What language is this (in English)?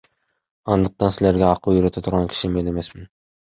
Kyrgyz